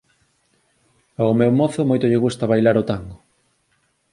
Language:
Galician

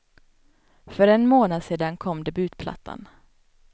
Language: Swedish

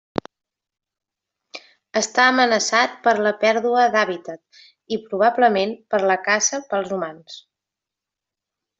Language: Catalan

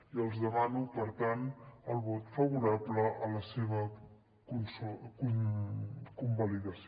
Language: Catalan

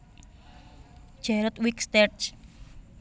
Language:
Javanese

